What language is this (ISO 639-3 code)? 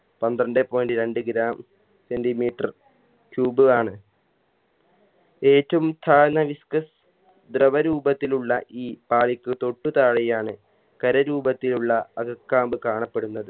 mal